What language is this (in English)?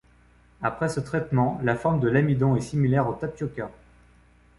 French